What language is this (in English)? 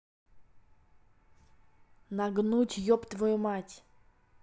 Russian